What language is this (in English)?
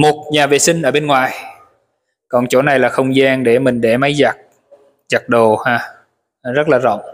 Vietnamese